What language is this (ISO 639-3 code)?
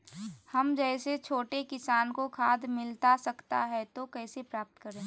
mag